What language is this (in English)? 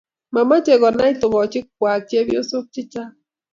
Kalenjin